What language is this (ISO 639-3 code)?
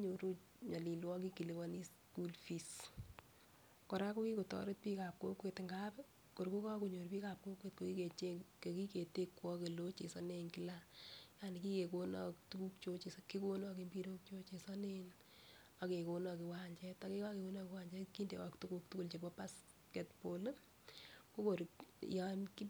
kln